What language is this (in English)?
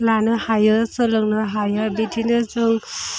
Bodo